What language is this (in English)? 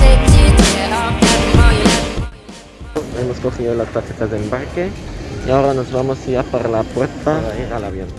Spanish